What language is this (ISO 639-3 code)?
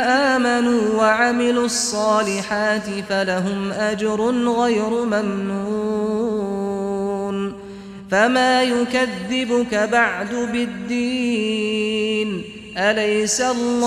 ara